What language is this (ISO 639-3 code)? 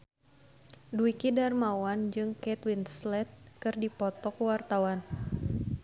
sun